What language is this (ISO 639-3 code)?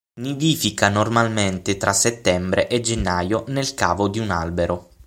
ita